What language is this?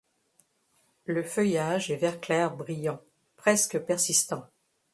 French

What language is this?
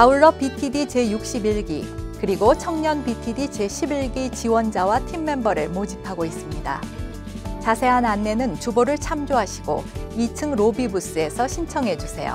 Korean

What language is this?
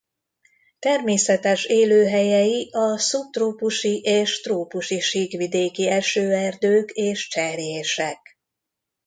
Hungarian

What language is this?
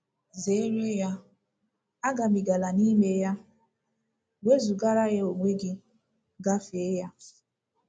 Igbo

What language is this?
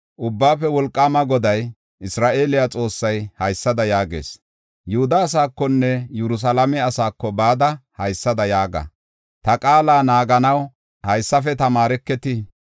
Gofa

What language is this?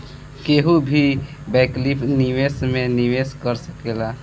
Bhojpuri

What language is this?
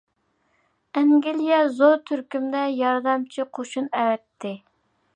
Uyghur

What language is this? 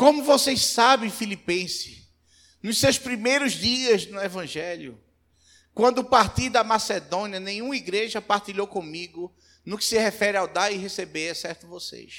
Portuguese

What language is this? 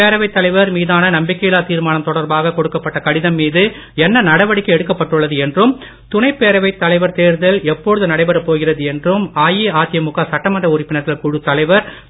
Tamil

